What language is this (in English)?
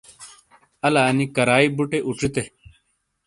Shina